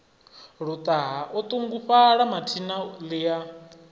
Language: Venda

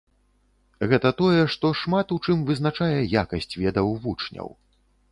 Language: Belarusian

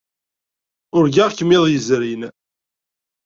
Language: Kabyle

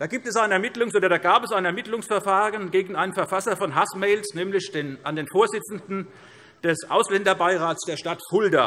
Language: German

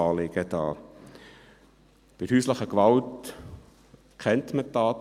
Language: Swiss German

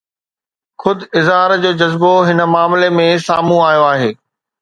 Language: Sindhi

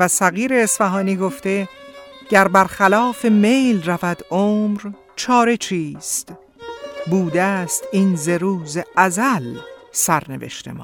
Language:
Persian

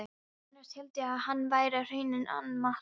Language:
Icelandic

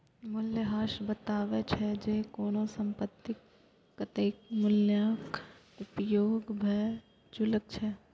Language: Maithili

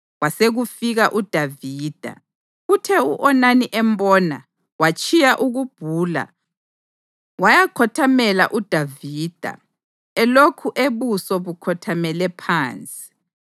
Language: North Ndebele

